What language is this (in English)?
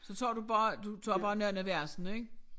Danish